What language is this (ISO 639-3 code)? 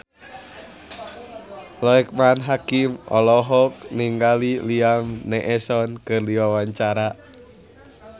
sun